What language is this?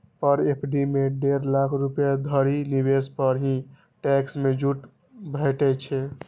Maithili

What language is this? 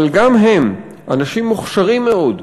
Hebrew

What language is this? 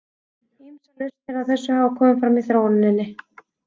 Icelandic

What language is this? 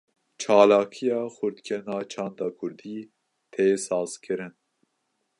Kurdish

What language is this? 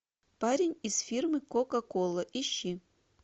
Russian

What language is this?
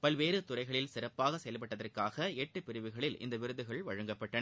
Tamil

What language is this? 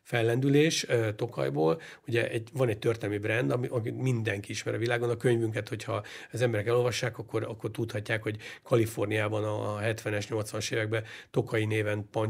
Hungarian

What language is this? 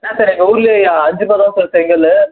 Tamil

